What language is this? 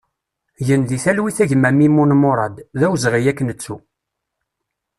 Kabyle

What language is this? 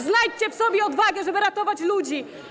Polish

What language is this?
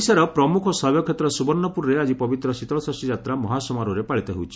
Odia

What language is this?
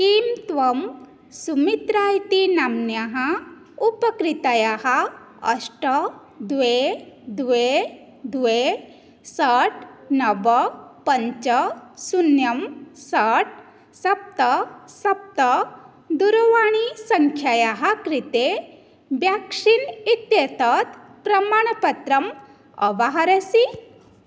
Sanskrit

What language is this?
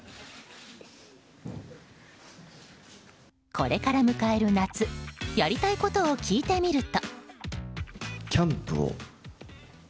Japanese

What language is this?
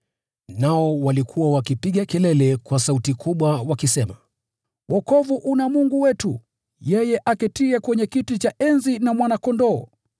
Swahili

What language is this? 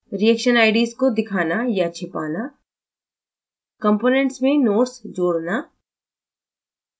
Hindi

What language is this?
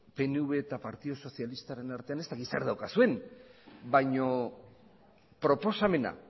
Basque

